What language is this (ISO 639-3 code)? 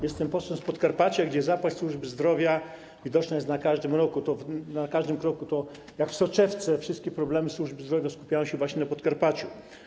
pol